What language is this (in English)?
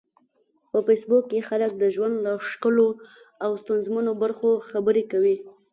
Pashto